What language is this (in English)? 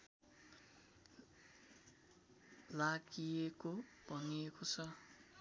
Nepali